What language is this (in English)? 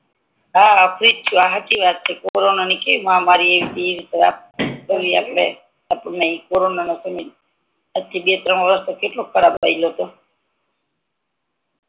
Gujarati